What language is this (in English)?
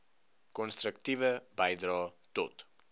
Afrikaans